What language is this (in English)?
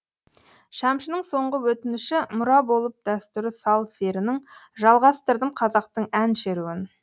Kazakh